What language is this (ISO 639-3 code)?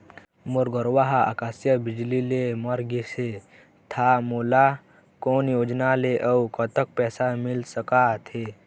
hne